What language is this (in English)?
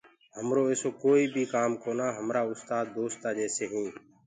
Gurgula